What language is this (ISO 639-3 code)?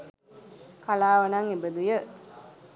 sin